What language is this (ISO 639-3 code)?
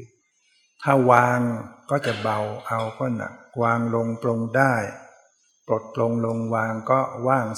tha